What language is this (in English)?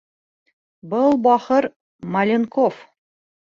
Bashkir